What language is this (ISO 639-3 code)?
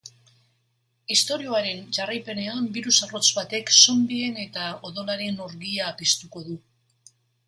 eus